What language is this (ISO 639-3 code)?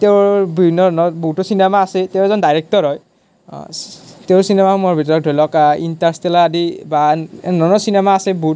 asm